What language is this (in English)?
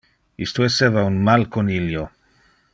Interlingua